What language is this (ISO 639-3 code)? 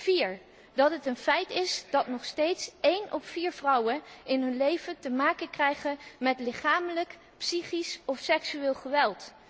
nld